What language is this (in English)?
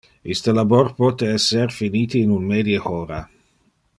Interlingua